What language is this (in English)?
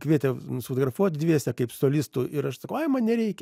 Lithuanian